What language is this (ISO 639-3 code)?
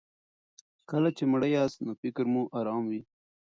pus